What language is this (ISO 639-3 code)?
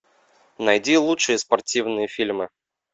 rus